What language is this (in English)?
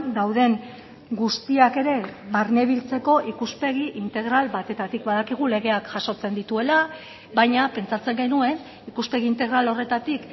Basque